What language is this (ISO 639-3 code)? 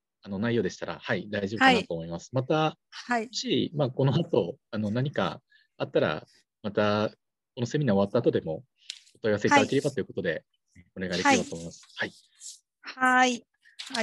jpn